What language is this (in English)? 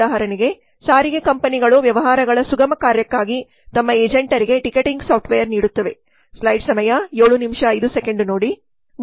Kannada